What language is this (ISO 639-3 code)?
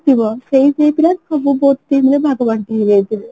ori